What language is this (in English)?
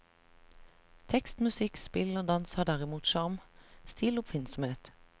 Norwegian